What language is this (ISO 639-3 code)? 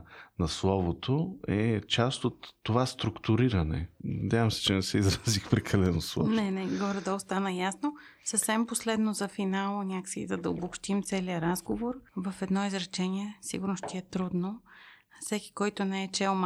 bul